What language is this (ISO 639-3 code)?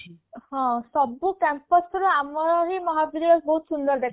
ori